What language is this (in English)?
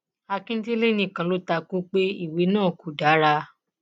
Yoruba